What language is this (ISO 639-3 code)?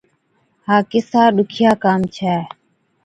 odk